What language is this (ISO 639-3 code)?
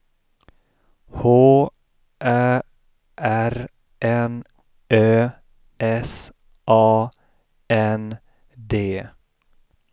swe